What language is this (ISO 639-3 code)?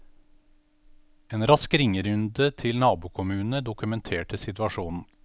nor